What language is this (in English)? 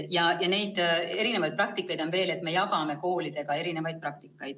Estonian